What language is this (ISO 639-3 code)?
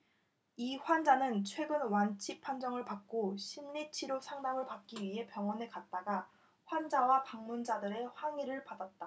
kor